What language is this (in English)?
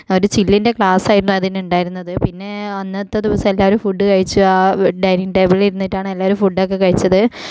Malayalam